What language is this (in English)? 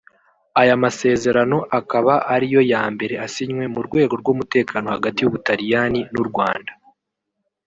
Kinyarwanda